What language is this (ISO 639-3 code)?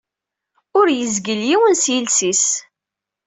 kab